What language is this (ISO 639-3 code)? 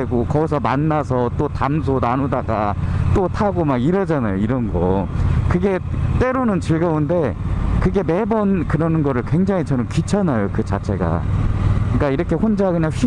kor